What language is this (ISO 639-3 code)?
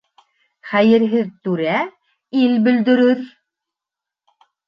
bak